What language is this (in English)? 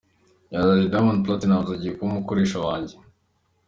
Kinyarwanda